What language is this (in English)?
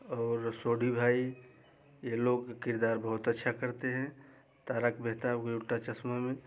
Hindi